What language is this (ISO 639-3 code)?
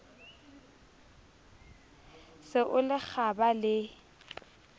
sot